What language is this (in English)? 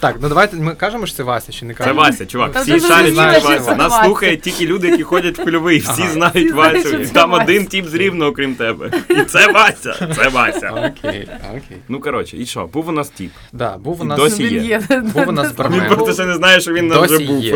Ukrainian